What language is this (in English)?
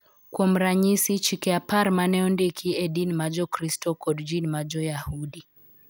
Luo (Kenya and Tanzania)